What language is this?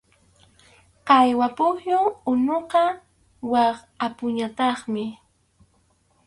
Arequipa-La Unión Quechua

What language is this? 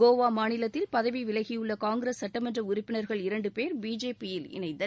Tamil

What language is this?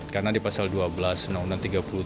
Indonesian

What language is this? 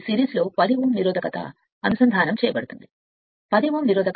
Telugu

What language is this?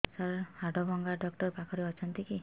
Odia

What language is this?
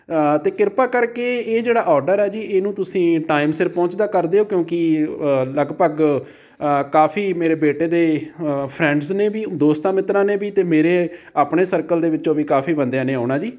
Punjabi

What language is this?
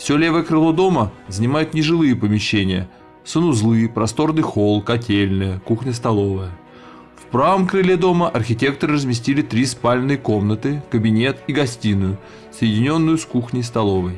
Russian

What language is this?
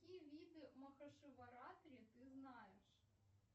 Russian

